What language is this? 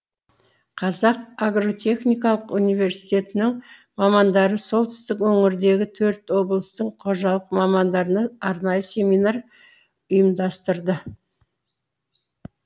Kazakh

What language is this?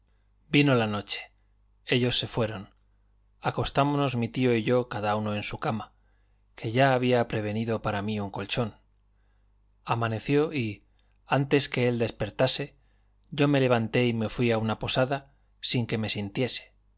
Spanish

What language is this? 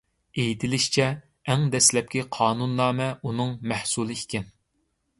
Uyghur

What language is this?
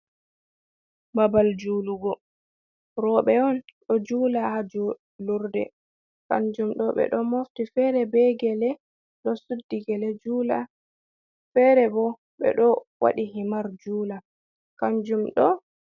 Fula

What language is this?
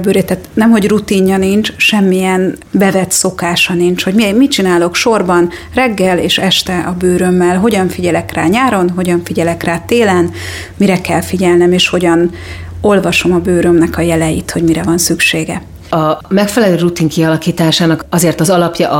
Hungarian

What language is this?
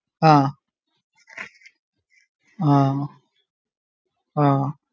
Malayalam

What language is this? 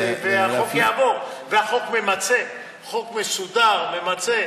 Hebrew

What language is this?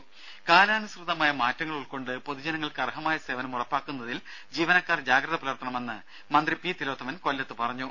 Malayalam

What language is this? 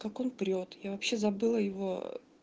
Russian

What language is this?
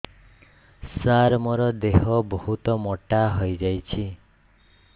Odia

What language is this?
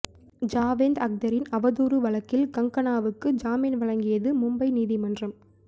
Tamil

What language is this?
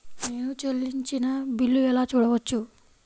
Telugu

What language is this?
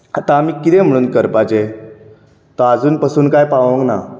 Konkani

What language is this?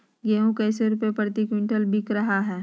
Magahi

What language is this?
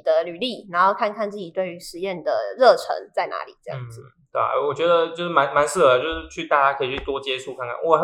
Chinese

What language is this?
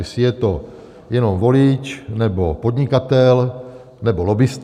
Czech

